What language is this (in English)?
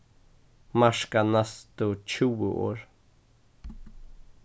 Faroese